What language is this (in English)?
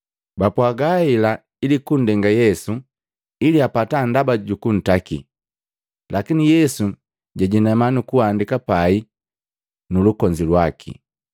Matengo